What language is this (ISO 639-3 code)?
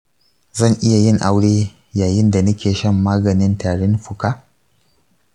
hau